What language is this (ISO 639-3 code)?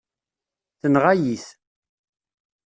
kab